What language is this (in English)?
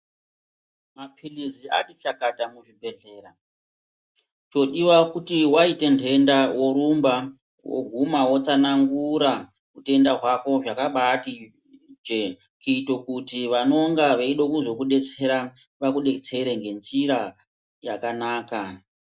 Ndau